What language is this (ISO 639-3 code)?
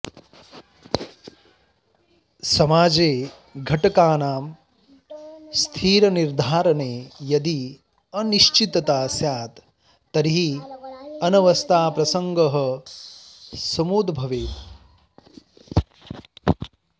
san